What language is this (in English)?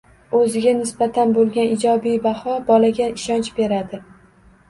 Uzbek